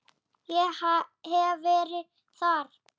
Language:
Icelandic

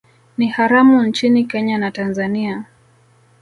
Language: Swahili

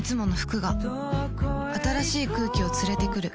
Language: Japanese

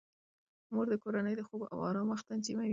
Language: Pashto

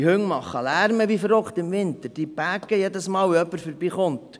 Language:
Swiss German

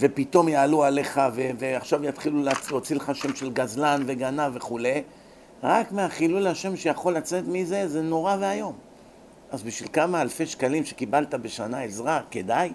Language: Hebrew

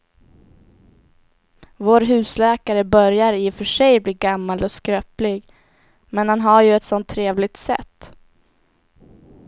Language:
Swedish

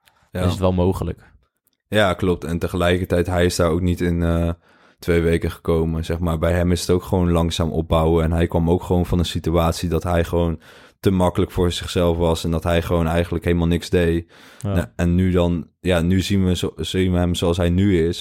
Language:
Dutch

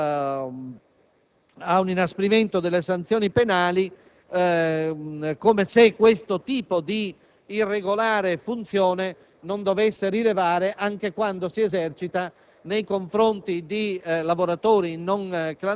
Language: Italian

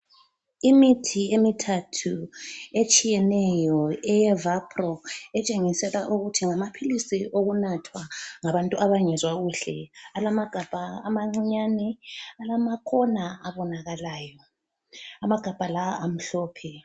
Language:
North Ndebele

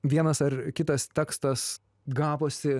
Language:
Lithuanian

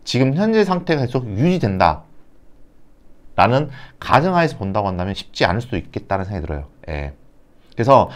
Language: Korean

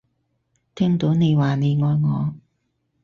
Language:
Cantonese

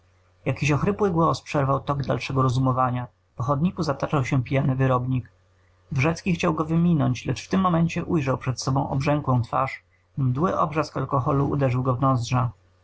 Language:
Polish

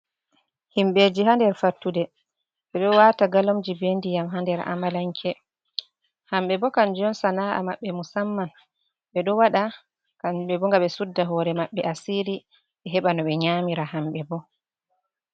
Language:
Fula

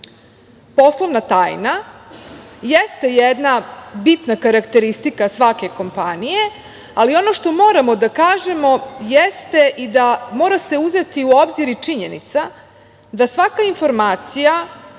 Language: Serbian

